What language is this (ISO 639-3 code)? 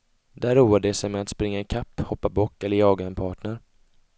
swe